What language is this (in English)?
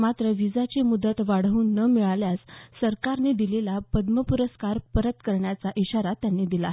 Marathi